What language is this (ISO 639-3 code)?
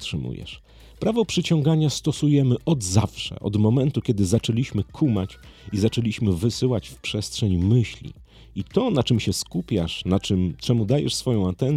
pol